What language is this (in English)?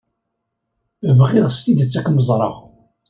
Kabyle